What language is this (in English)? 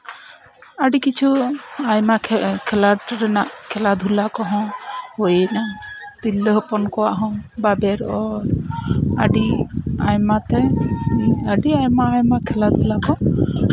Santali